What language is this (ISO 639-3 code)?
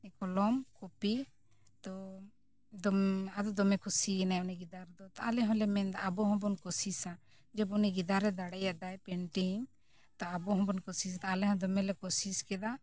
sat